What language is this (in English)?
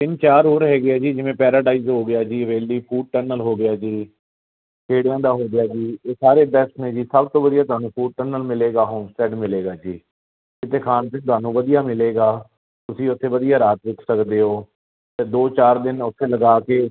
Punjabi